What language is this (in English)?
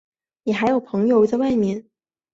Chinese